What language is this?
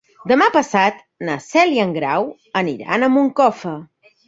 Catalan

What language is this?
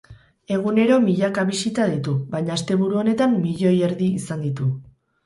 Basque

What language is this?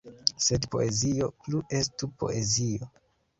Esperanto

